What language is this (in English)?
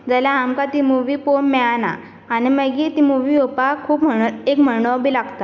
Konkani